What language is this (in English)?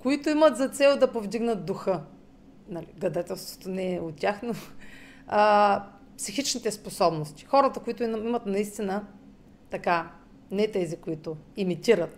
Bulgarian